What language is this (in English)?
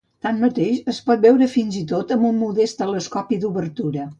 Catalan